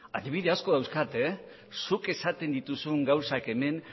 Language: Basque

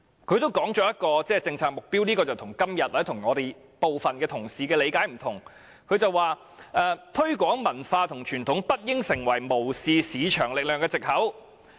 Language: Cantonese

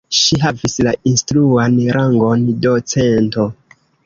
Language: Esperanto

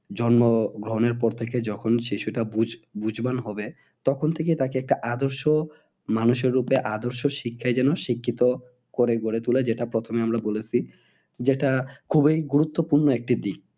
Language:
Bangla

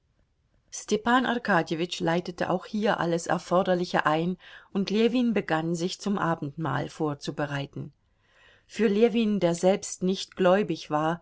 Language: German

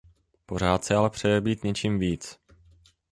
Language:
Czech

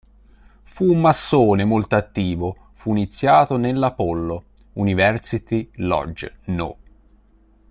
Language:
Italian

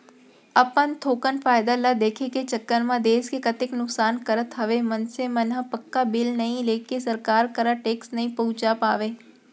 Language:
Chhattisgarhi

